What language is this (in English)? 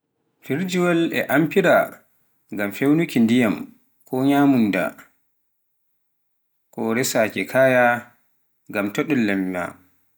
Pular